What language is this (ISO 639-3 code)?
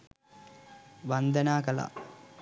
sin